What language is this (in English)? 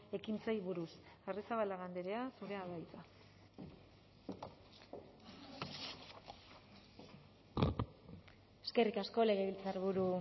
Basque